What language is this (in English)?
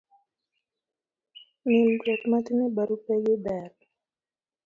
Luo (Kenya and Tanzania)